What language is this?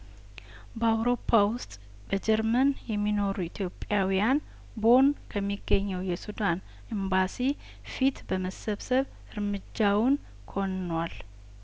Amharic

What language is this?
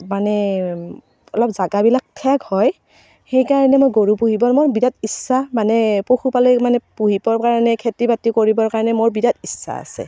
Assamese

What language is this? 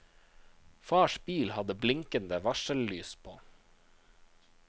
Norwegian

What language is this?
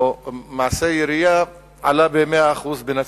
Hebrew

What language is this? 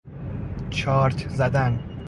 Persian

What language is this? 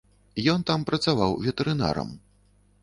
Belarusian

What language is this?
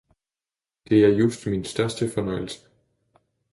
Danish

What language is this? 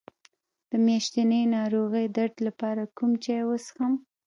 Pashto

